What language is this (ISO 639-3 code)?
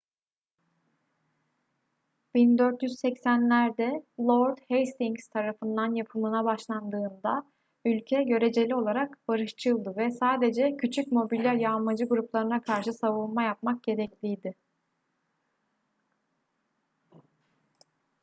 tur